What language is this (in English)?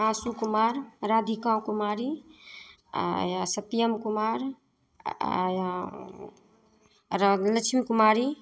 Maithili